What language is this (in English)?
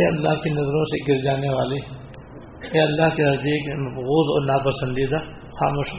Urdu